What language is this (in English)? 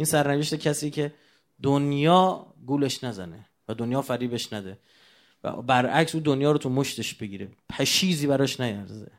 Persian